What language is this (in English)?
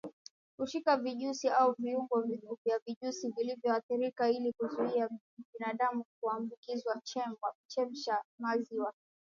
Swahili